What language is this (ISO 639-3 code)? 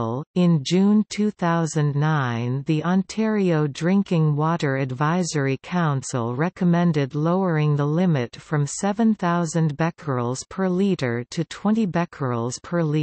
eng